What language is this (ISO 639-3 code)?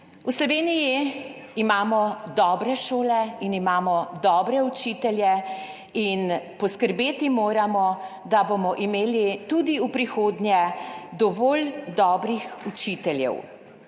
slv